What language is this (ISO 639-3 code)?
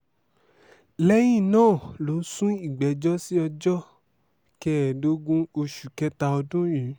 yor